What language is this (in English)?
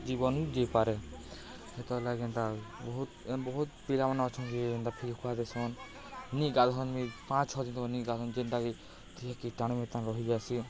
Odia